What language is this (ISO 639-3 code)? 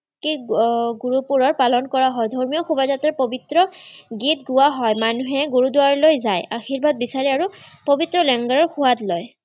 asm